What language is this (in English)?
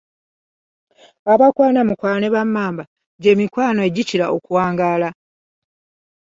Ganda